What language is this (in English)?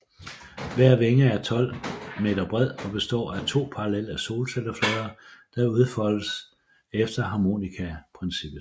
Danish